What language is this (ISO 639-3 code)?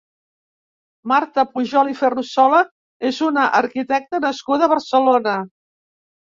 cat